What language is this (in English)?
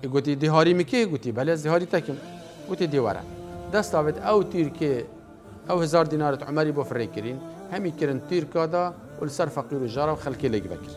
Arabic